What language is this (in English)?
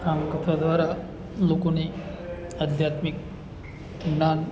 Gujarati